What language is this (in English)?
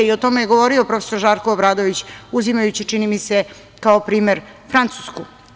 Serbian